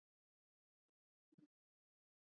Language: Swahili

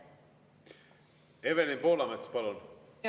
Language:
Estonian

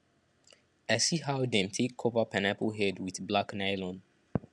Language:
Nigerian Pidgin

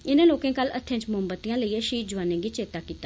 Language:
Dogri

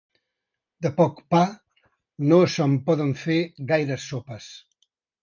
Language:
Catalan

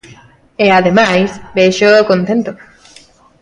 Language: Galician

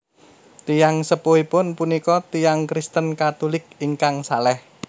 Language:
Javanese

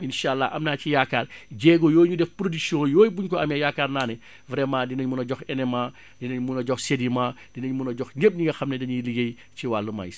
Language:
Wolof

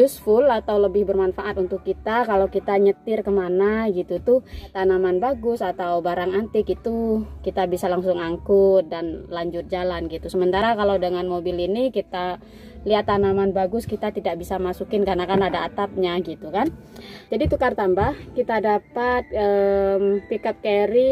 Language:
Indonesian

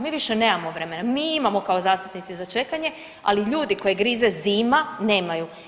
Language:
Croatian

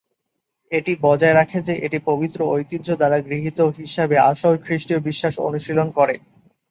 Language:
Bangla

